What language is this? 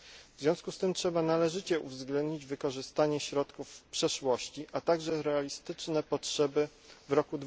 Polish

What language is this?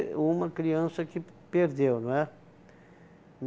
Portuguese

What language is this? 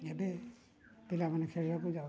Odia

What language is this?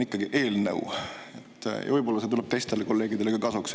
Estonian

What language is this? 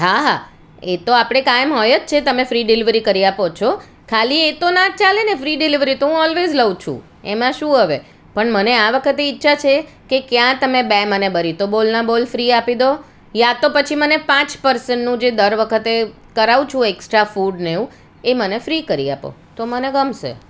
Gujarati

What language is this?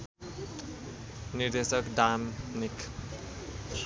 Nepali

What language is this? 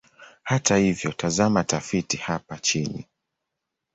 Swahili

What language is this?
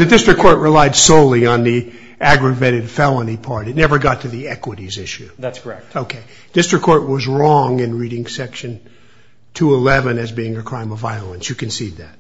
English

